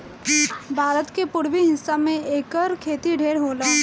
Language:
Bhojpuri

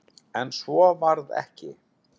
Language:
Icelandic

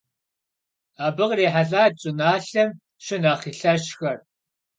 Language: Kabardian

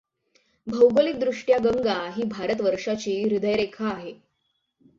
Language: Marathi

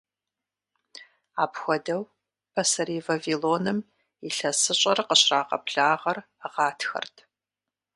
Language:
Kabardian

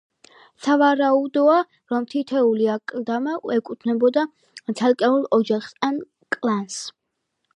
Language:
Georgian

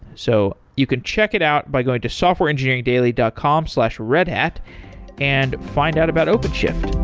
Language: English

